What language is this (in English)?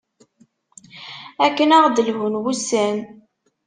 Kabyle